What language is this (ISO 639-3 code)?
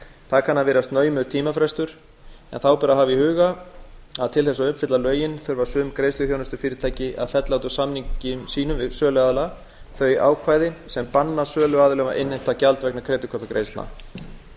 isl